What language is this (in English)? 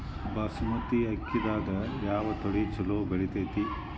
Kannada